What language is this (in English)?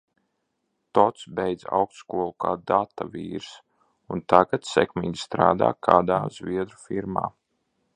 Latvian